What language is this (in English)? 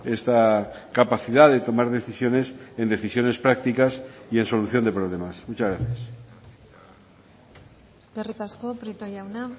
Spanish